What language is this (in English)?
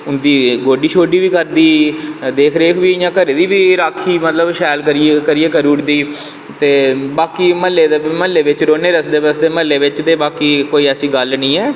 Dogri